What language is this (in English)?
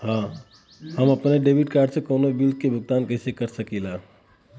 Bhojpuri